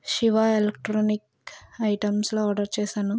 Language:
Telugu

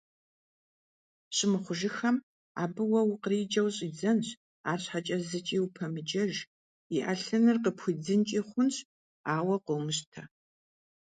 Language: Kabardian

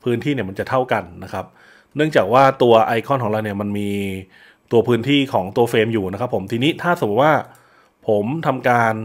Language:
Thai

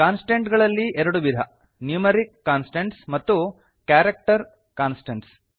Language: Kannada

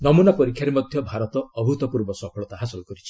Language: Odia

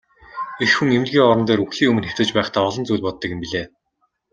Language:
Mongolian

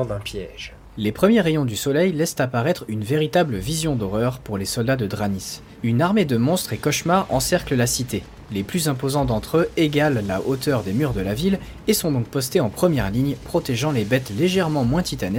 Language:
French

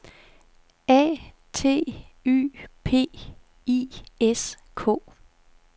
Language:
Danish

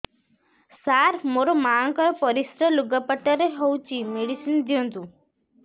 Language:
Odia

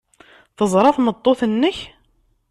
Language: Kabyle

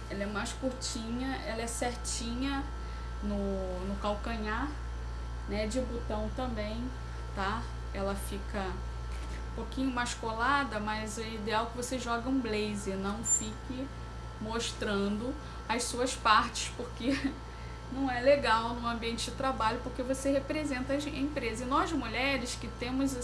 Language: Portuguese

